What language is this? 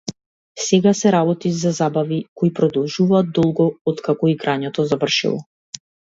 Macedonian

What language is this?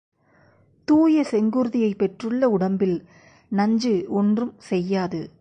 Tamil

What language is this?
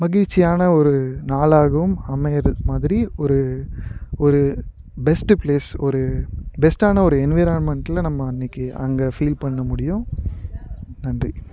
Tamil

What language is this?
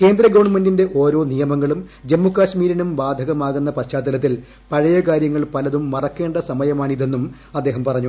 Malayalam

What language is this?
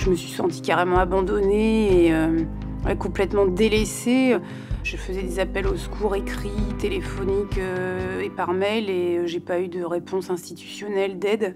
French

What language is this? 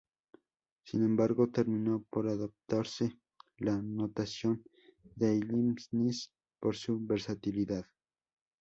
Spanish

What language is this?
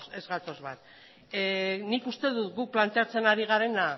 Basque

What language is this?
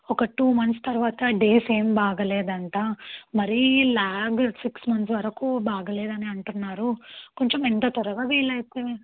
Telugu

